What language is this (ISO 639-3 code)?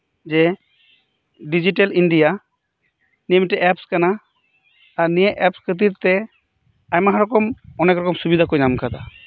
sat